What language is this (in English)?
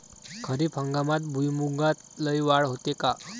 Marathi